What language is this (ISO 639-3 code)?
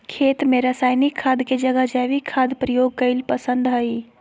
mag